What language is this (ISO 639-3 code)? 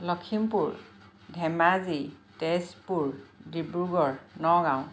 asm